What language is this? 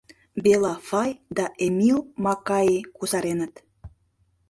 Mari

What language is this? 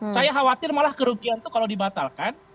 Indonesian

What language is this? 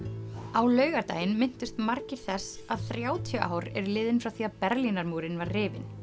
Icelandic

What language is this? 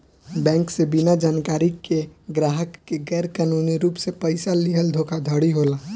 Bhojpuri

